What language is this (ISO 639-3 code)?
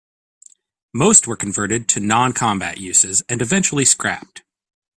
eng